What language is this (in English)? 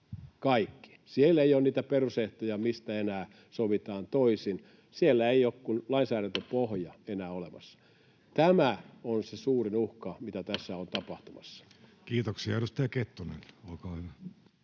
Finnish